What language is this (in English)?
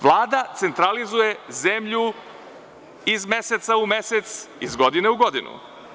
Serbian